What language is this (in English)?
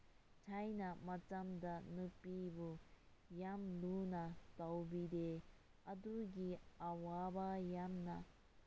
Manipuri